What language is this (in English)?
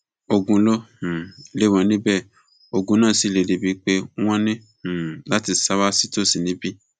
Yoruba